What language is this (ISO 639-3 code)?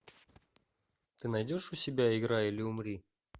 rus